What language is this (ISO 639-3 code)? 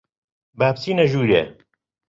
ckb